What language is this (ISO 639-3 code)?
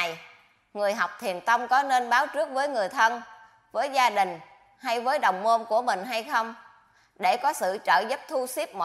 vie